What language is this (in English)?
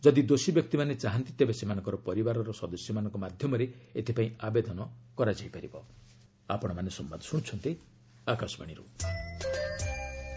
Odia